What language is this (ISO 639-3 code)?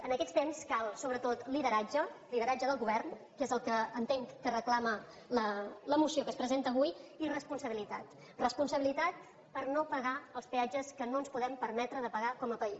cat